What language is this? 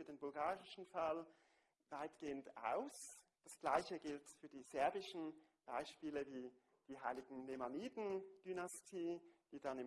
German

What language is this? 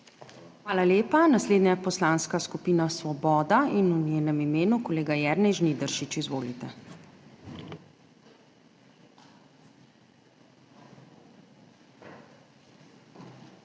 Slovenian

